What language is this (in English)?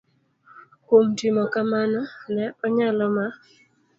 Luo (Kenya and Tanzania)